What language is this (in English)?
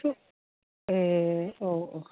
Bodo